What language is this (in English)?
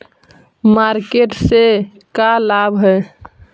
Magahi